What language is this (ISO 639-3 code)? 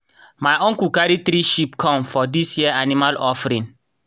pcm